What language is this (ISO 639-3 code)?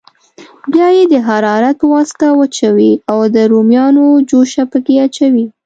pus